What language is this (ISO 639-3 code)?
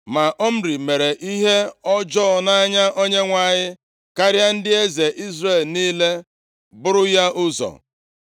ibo